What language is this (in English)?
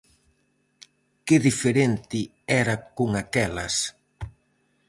Galician